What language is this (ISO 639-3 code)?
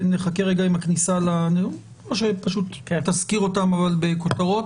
heb